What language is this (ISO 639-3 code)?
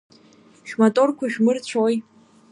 abk